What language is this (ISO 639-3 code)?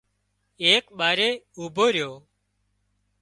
kxp